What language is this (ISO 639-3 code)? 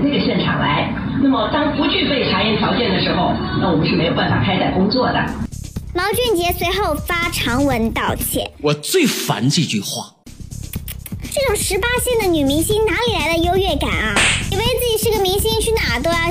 zho